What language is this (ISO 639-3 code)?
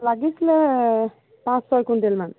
asm